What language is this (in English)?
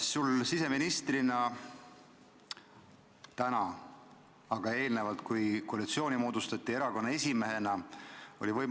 Estonian